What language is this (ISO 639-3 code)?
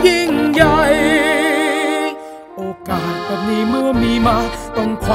tha